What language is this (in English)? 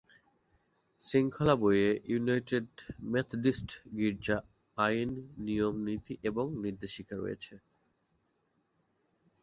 Bangla